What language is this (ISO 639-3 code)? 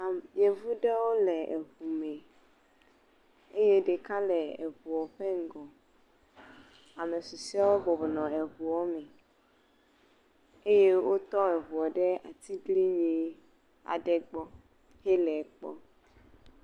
ewe